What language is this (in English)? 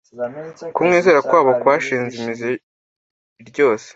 Kinyarwanda